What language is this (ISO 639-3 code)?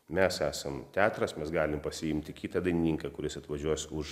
lit